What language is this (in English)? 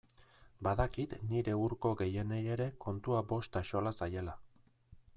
Basque